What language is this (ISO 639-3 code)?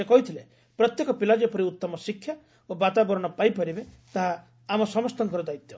ori